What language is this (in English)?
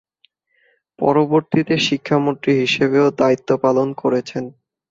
Bangla